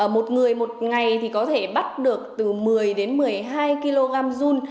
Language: Vietnamese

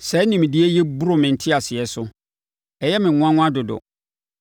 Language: Akan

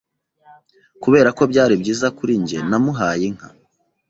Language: Kinyarwanda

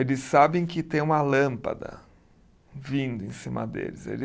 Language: Portuguese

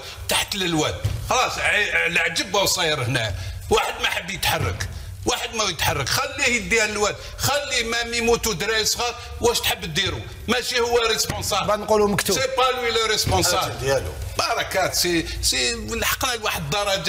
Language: Arabic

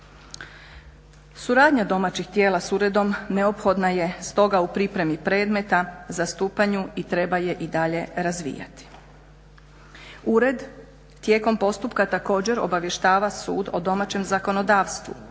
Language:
Croatian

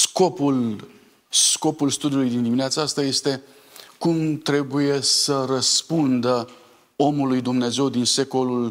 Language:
Romanian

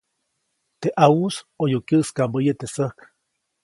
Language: Copainalá Zoque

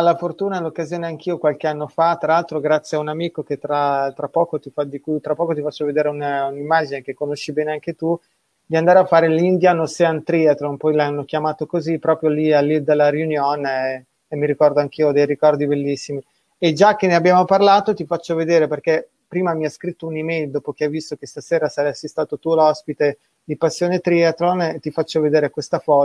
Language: Italian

